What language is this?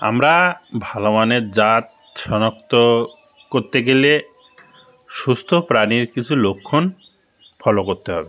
Bangla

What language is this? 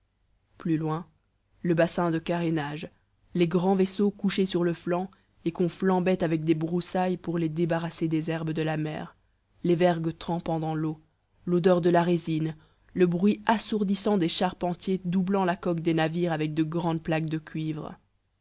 French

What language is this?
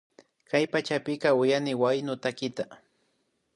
Imbabura Highland Quichua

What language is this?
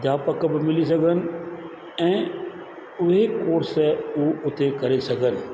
Sindhi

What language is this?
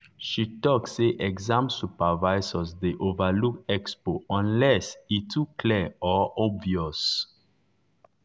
Nigerian Pidgin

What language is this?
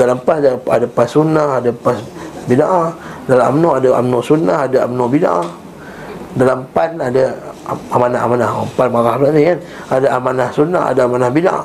Malay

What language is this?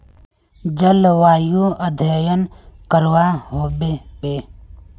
Magahi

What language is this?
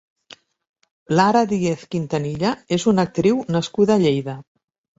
Catalan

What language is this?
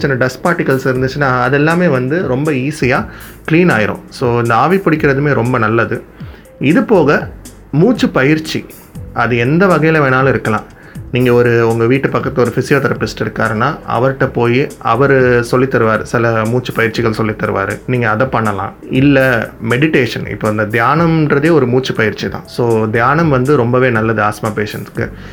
Tamil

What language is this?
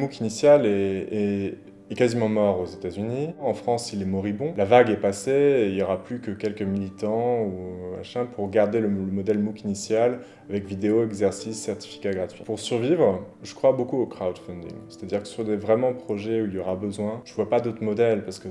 French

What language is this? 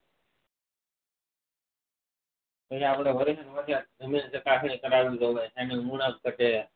Gujarati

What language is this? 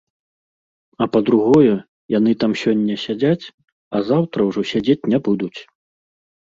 Belarusian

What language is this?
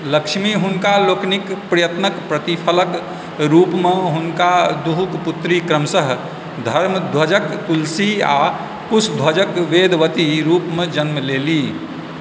Maithili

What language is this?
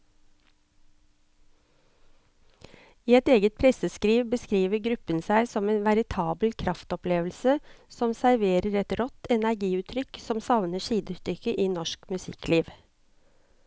Norwegian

